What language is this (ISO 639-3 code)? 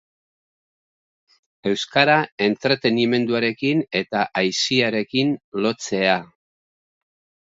eus